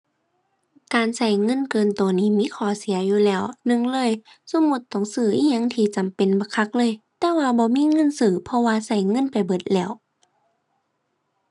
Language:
Thai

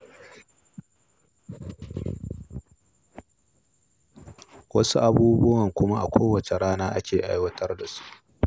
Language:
Hausa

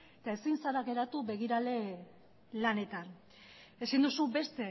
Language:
Basque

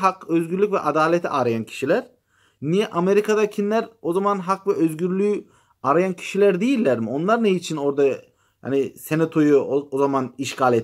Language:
Turkish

